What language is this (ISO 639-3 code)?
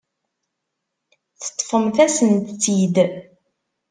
kab